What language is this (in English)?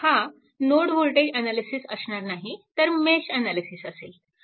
Marathi